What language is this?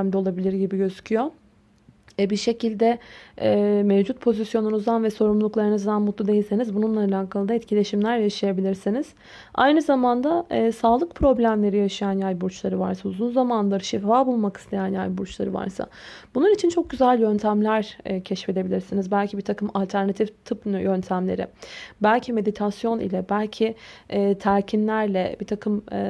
Turkish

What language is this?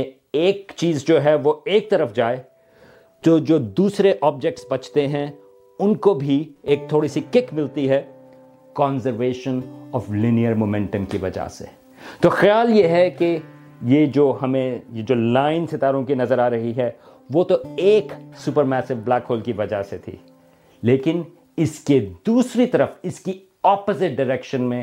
Urdu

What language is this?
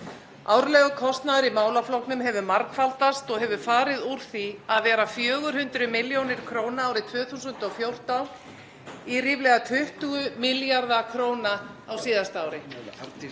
Icelandic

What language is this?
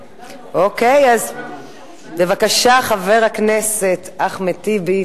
Hebrew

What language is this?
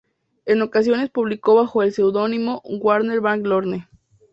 Spanish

